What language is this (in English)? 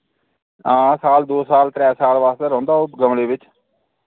Dogri